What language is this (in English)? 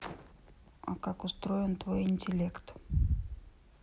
Russian